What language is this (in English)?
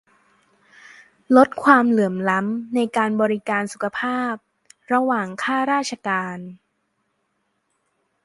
Thai